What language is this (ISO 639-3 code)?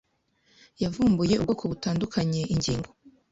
kin